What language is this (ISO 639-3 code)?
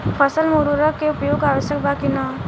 bho